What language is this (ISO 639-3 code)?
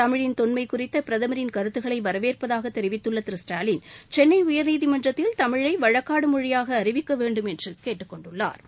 tam